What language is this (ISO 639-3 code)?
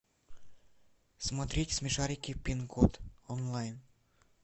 rus